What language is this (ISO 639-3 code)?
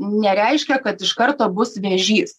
lit